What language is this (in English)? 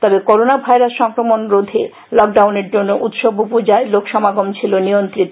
Bangla